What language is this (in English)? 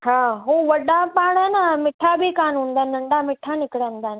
Sindhi